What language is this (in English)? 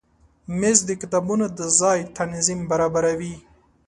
Pashto